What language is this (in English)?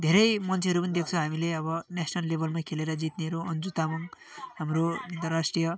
Nepali